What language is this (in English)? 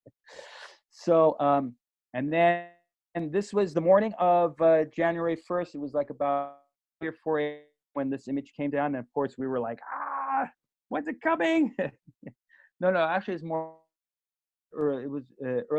English